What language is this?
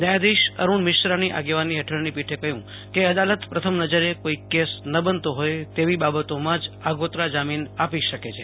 Gujarati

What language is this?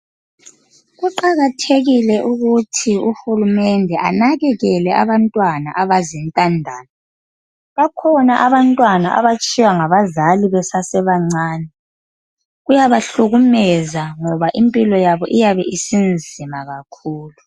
North Ndebele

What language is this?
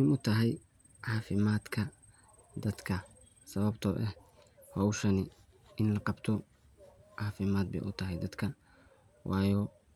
Somali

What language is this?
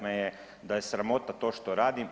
Croatian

